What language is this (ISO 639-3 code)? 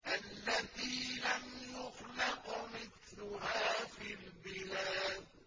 ara